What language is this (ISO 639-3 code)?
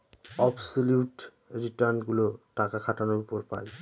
ben